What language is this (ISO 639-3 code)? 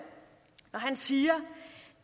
dan